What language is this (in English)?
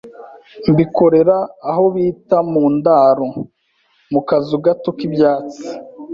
Kinyarwanda